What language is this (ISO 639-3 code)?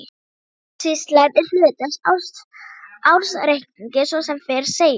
isl